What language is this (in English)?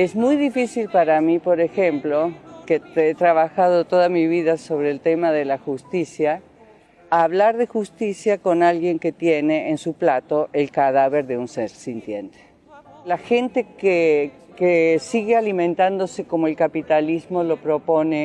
Spanish